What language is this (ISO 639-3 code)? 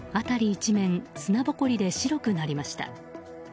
jpn